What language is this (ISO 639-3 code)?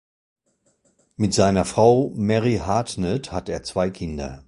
deu